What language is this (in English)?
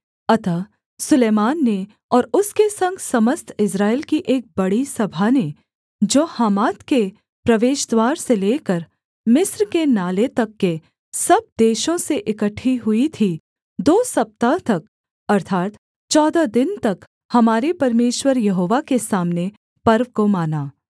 Hindi